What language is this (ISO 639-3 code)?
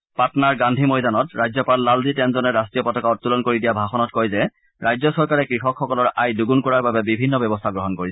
asm